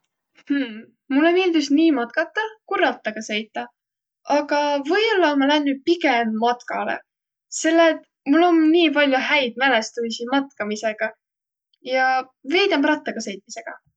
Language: Võro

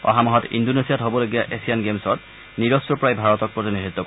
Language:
Assamese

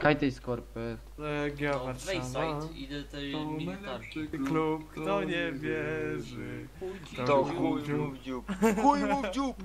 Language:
Polish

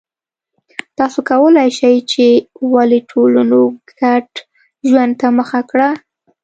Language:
Pashto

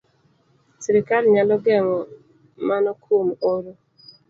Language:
Luo (Kenya and Tanzania)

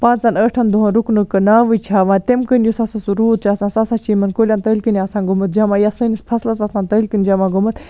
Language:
Kashmiri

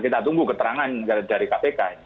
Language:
Indonesian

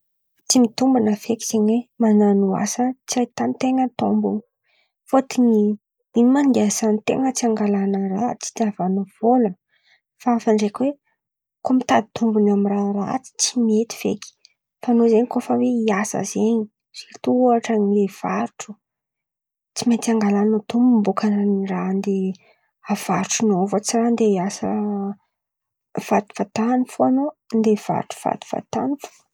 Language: Antankarana Malagasy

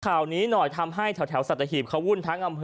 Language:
Thai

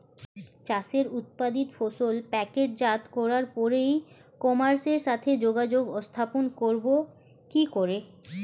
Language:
Bangla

